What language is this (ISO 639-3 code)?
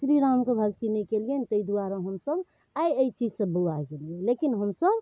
mai